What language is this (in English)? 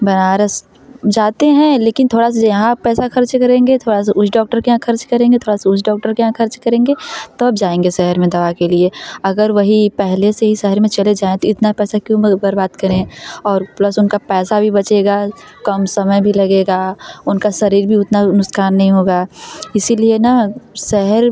Hindi